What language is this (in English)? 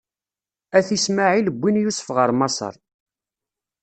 Kabyle